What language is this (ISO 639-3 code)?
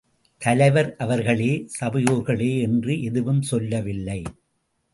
tam